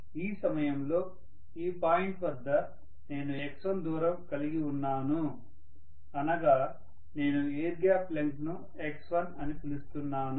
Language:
Telugu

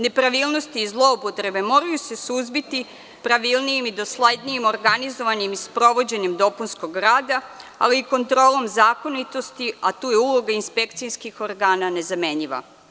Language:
Serbian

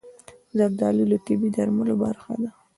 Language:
Pashto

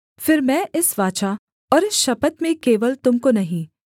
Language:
Hindi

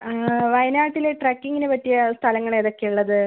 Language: Malayalam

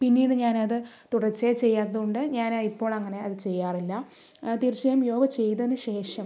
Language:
Malayalam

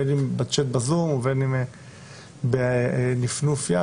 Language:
Hebrew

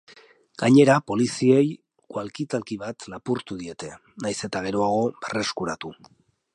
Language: Basque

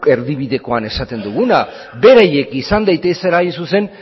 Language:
Basque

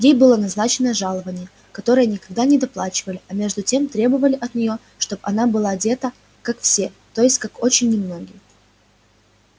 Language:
Russian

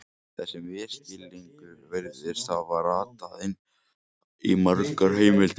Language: Icelandic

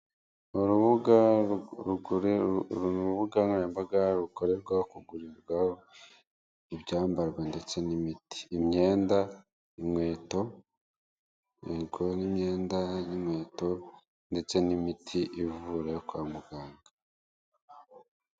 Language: Kinyarwanda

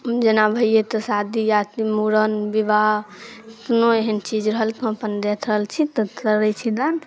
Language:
Maithili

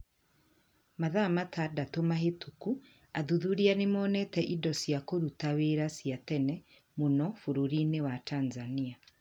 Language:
Kikuyu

